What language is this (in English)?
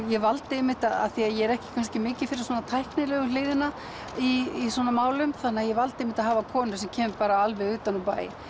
Icelandic